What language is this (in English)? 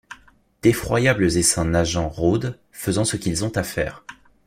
French